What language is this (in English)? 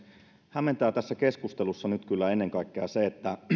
Finnish